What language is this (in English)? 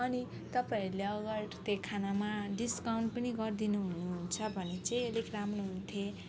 Nepali